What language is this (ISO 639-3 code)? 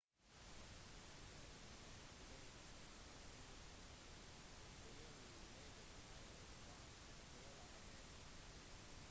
nob